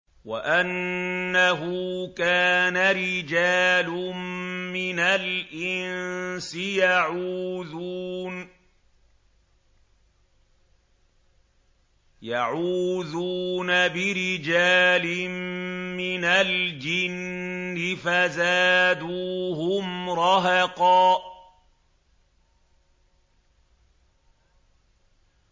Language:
Arabic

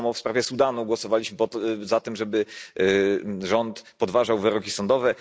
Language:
Polish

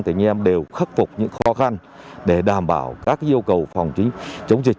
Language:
Vietnamese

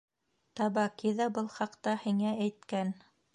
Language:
Bashkir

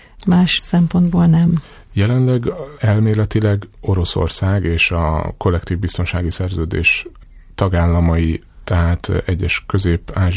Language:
Hungarian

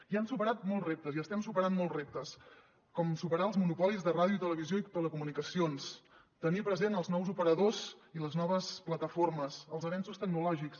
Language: Catalan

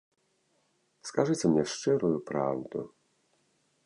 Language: Belarusian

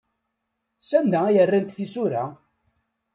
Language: Kabyle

